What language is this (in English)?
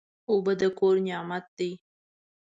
Pashto